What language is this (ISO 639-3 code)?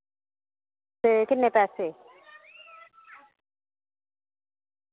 doi